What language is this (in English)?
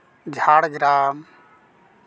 Santali